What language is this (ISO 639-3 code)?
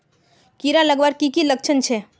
mag